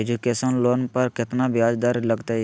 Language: Magahi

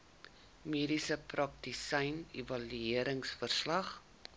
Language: Afrikaans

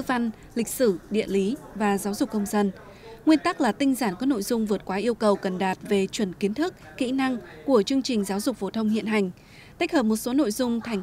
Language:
Vietnamese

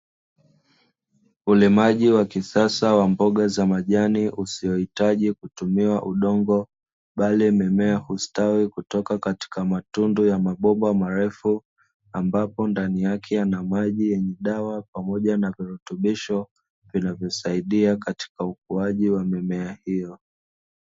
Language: Swahili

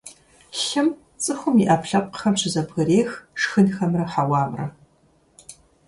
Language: Kabardian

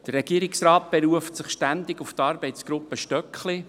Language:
Swiss German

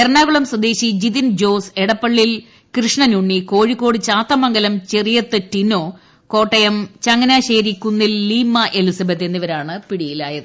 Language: Malayalam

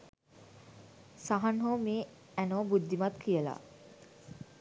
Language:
Sinhala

